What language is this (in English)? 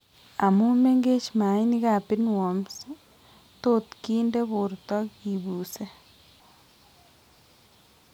Kalenjin